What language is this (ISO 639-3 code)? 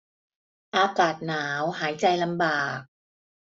tha